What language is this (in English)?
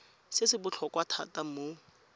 Tswana